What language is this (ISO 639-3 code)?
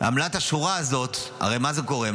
heb